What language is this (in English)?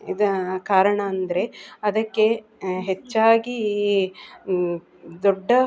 Kannada